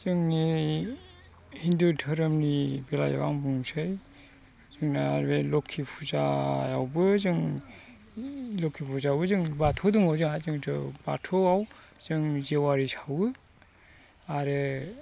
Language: Bodo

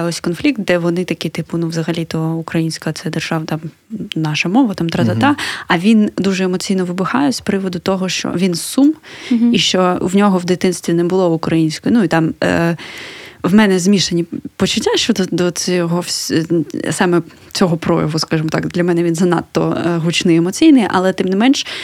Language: Ukrainian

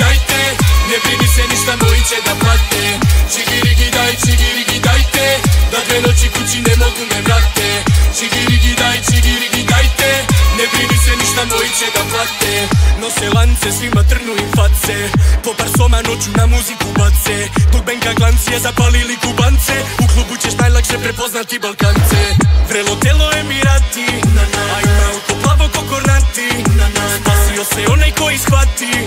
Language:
Romanian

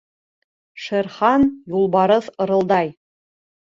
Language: Bashkir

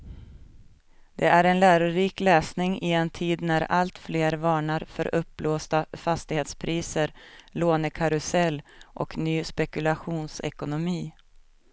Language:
Swedish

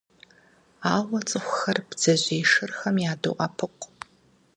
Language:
Kabardian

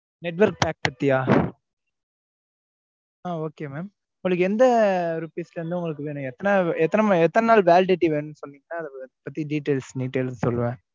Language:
Tamil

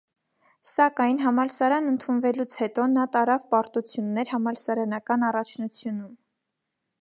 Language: Armenian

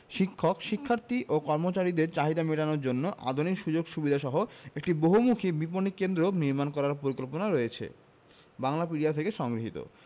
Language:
Bangla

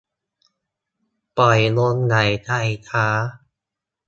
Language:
Thai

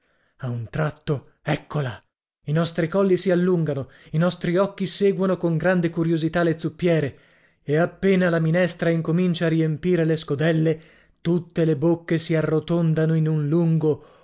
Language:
Italian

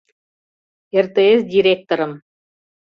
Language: Mari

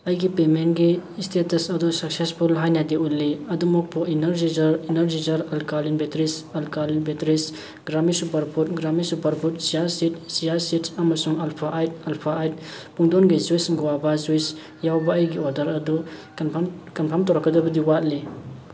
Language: Manipuri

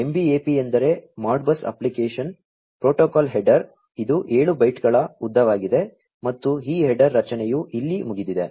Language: Kannada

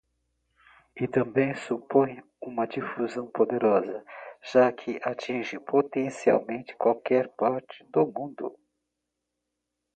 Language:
Portuguese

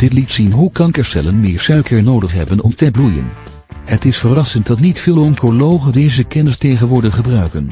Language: Dutch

